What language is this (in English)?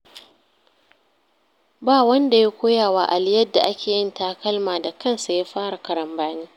Hausa